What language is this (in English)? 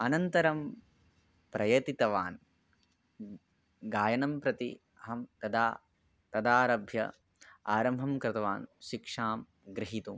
Sanskrit